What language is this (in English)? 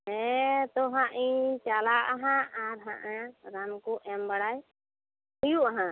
Santali